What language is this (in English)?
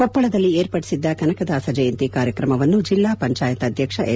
Kannada